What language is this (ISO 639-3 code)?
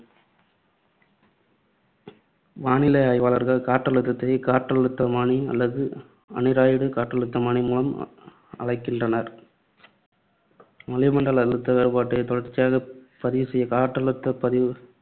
tam